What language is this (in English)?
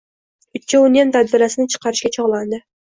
Uzbek